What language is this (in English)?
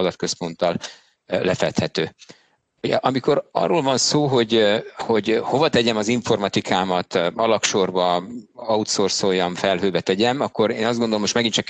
Hungarian